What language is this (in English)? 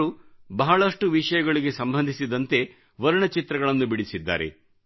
Kannada